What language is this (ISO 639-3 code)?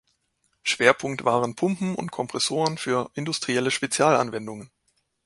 deu